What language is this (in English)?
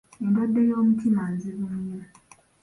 Ganda